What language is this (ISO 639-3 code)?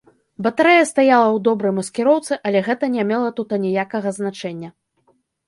bel